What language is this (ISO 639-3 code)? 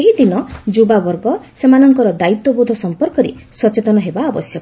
ori